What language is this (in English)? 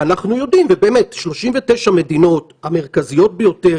Hebrew